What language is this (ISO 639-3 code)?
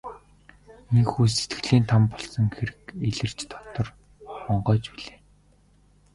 mon